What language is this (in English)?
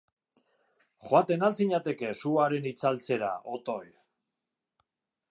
Basque